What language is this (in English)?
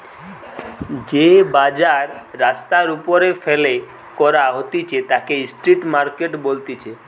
Bangla